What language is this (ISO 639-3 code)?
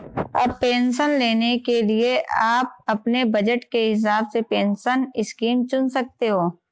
hin